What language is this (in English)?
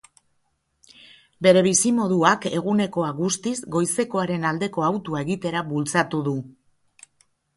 Basque